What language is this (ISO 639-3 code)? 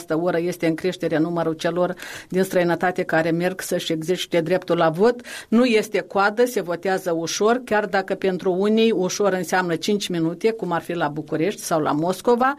ron